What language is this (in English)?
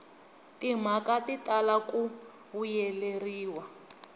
Tsonga